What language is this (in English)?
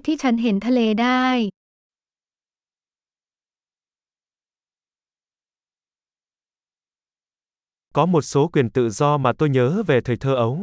Vietnamese